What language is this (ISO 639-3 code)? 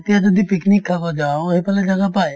asm